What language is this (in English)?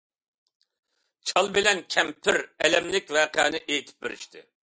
Uyghur